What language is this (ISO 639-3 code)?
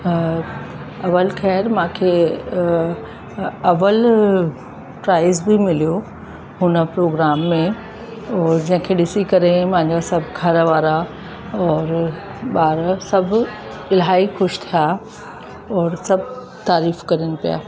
snd